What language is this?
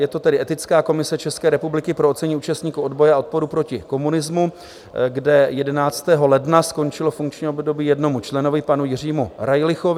Czech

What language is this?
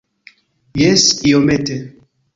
Esperanto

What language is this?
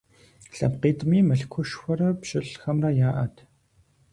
Kabardian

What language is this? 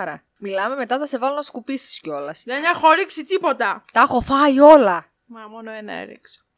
Greek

